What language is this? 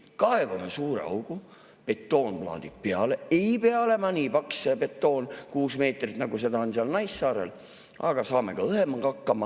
Estonian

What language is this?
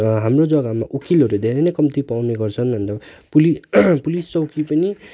Nepali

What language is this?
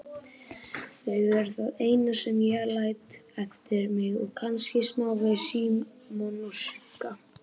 Icelandic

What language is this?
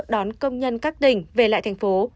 Vietnamese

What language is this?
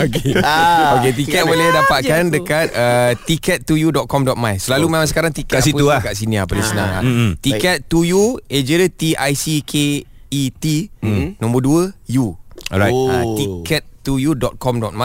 Malay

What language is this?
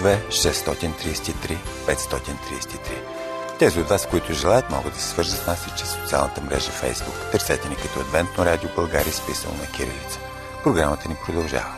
Bulgarian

